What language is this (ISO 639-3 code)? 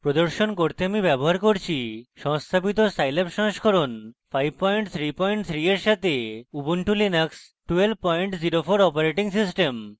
ben